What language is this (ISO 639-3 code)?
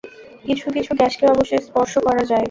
ben